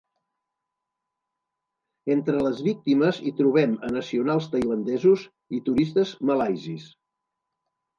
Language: Catalan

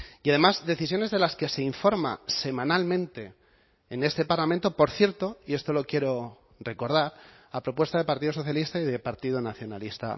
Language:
Spanish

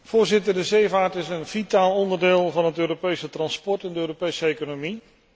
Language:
Dutch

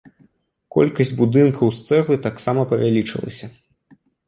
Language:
Belarusian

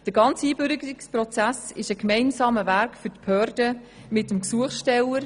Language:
Swiss German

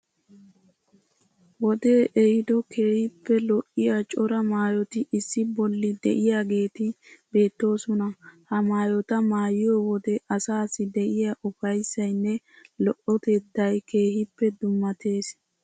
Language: Wolaytta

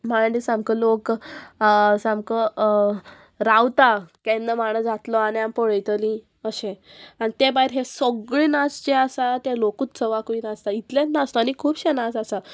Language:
Konkani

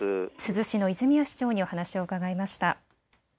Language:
Japanese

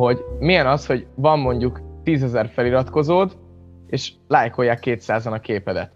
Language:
Hungarian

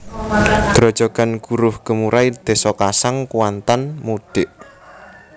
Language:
Javanese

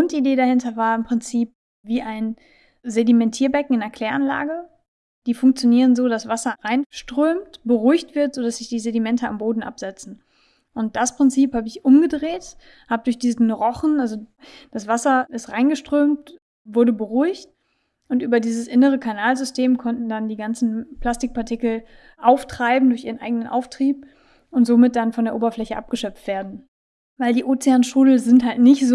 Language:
German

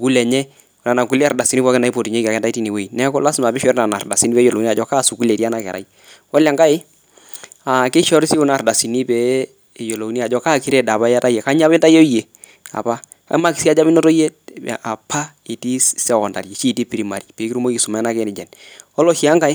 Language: Masai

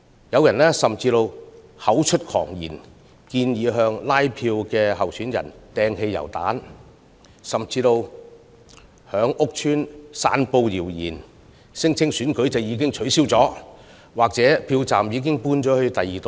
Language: Cantonese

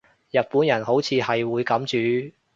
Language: Cantonese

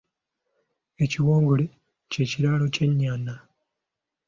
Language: Ganda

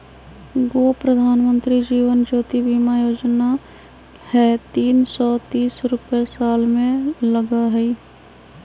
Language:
Magahi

